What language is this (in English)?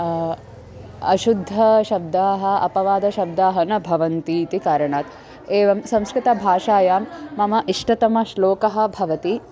Sanskrit